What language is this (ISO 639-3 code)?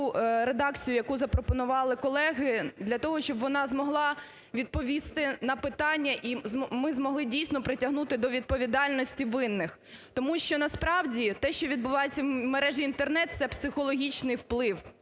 ukr